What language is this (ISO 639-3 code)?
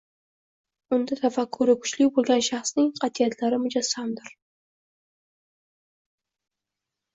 uzb